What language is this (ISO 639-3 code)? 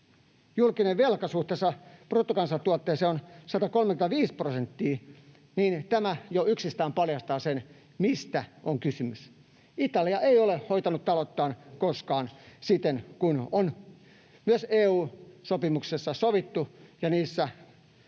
fin